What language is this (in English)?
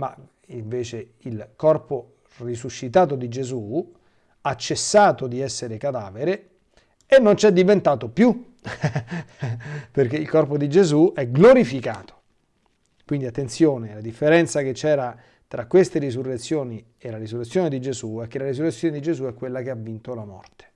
Italian